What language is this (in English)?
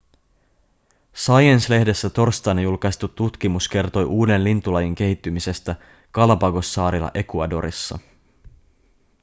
Finnish